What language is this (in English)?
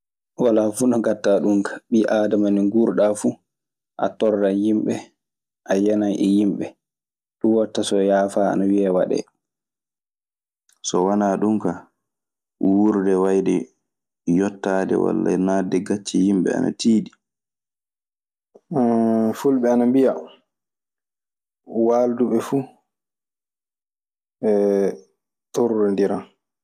Maasina Fulfulde